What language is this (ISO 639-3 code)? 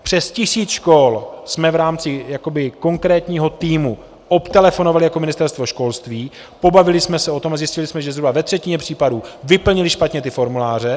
ces